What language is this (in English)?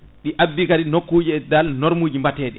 Fula